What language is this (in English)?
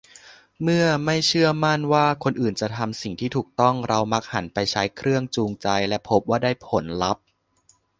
Thai